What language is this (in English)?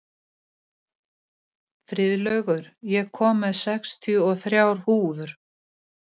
Icelandic